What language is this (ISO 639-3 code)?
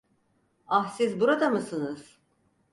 tur